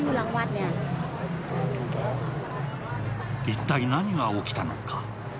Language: Japanese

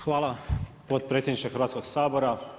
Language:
Croatian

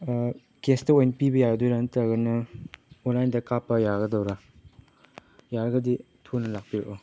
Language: Manipuri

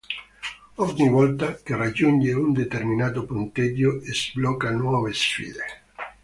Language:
Italian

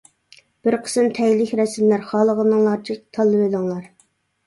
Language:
Uyghur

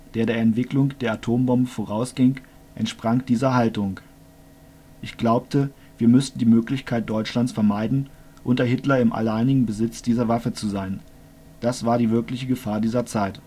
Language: German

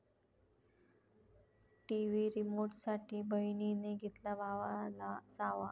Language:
Marathi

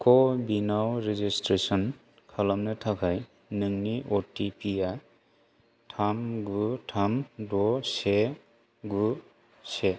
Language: Bodo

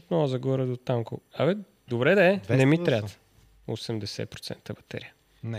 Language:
Bulgarian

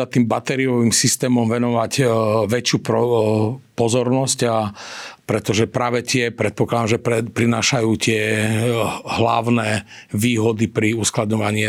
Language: Slovak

